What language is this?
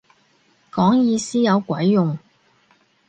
Cantonese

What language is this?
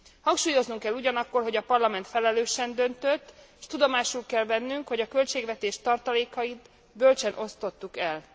Hungarian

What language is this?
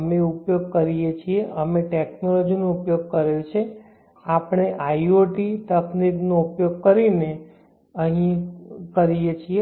Gujarati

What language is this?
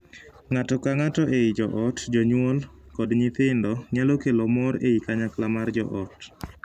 Luo (Kenya and Tanzania)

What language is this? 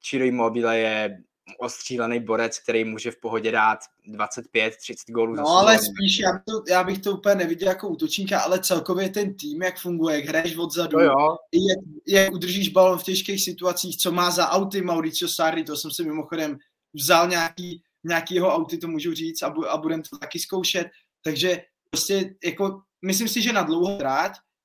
Czech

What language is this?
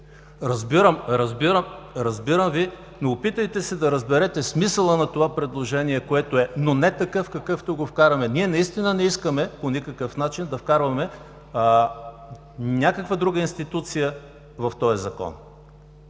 Bulgarian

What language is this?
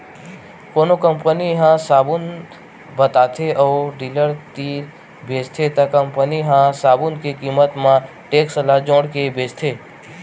Chhattisgarhi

